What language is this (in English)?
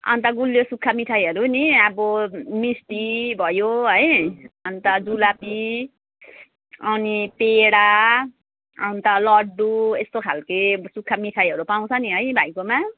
Nepali